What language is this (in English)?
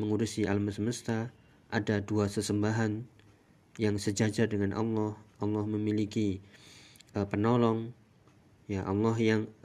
Indonesian